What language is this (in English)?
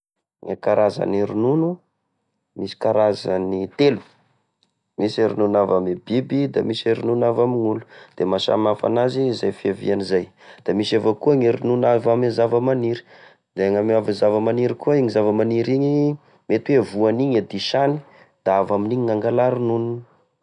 Tesaka Malagasy